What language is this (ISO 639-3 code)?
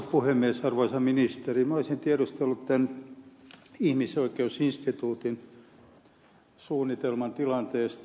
fin